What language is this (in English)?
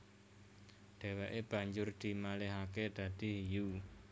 Javanese